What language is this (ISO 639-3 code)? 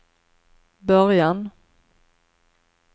swe